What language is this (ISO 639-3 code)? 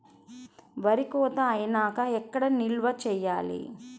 tel